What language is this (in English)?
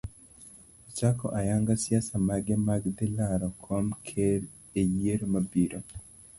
Luo (Kenya and Tanzania)